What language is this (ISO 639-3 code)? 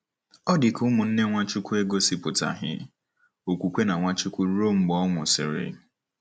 ibo